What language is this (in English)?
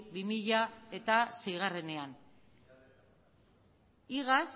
Basque